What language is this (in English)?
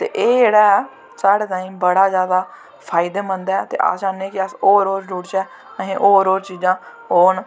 Dogri